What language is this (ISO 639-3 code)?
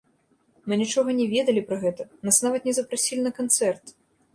bel